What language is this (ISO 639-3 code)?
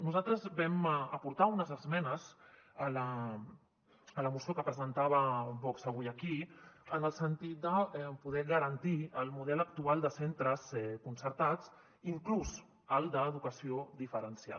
cat